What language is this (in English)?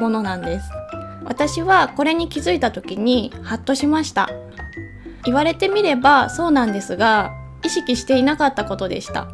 Japanese